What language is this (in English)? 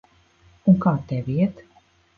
Latvian